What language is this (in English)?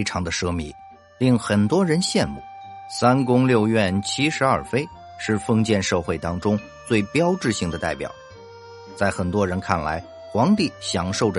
Chinese